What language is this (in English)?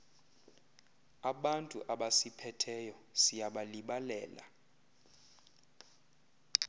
Xhosa